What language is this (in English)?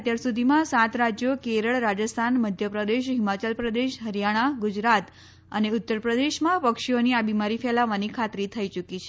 Gujarati